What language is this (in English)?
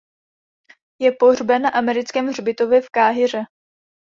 Czech